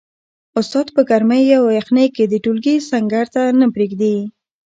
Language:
Pashto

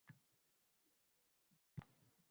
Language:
Uzbek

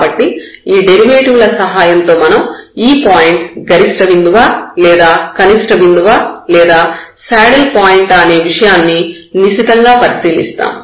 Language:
Telugu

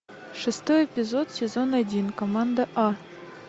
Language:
Russian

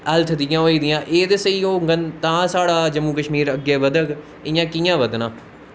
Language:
Dogri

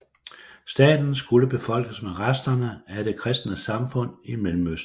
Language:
Danish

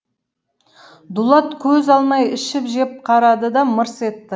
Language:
Kazakh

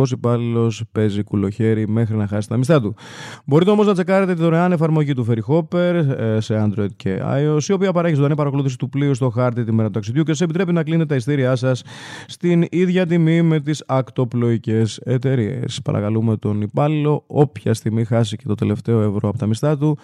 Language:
Greek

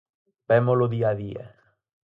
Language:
Galician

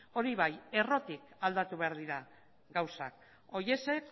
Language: Basque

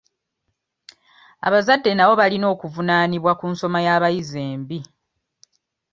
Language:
Ganda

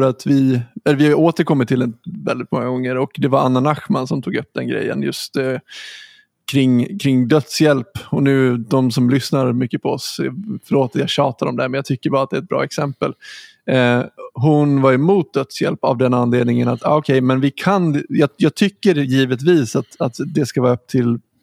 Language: Swedish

